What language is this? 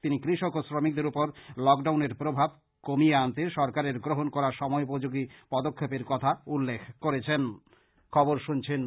Bangla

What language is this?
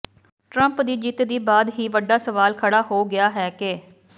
Punjabi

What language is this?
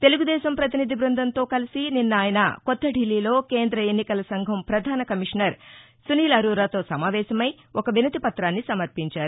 Telugu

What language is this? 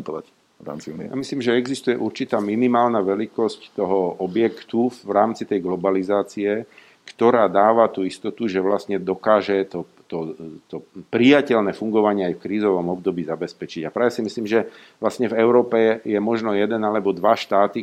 Slovak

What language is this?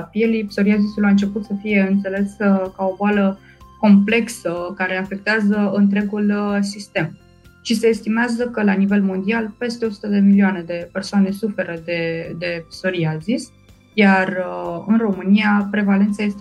Romanian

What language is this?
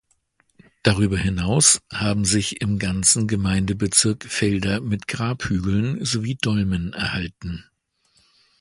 German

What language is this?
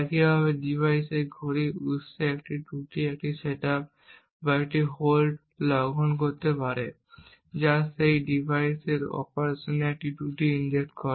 Bangla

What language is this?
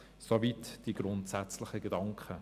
Swiss German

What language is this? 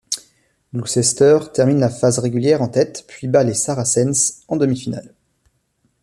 French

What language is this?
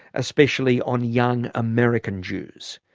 English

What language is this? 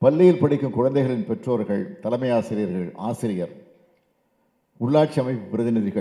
Romanian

